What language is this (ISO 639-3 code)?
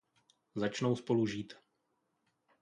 ces